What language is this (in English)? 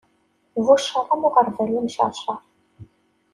Kabyle